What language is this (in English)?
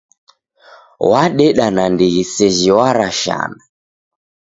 Taita